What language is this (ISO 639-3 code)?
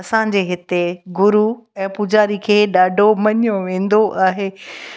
snd